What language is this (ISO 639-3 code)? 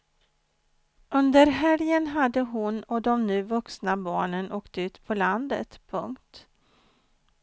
swe